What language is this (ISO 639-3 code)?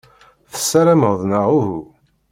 kab